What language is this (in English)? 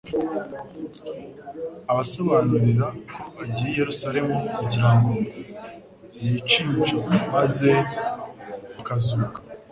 Kinyarwanda